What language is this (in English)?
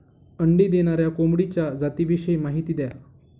Marathi